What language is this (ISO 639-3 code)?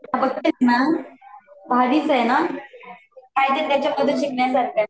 mar